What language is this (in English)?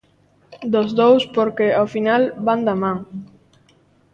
Galician